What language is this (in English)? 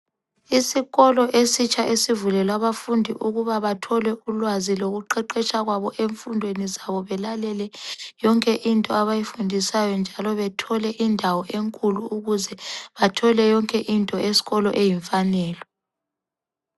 North Ndebele